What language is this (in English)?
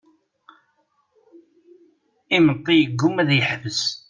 Kabyle